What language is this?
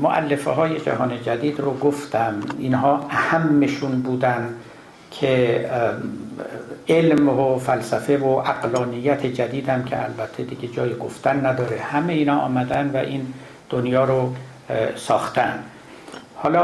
Persian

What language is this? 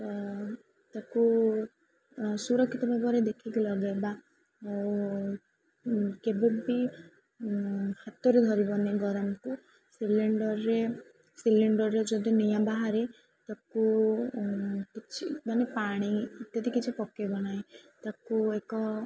Odia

